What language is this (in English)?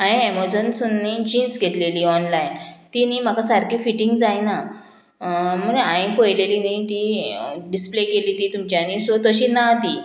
Konkani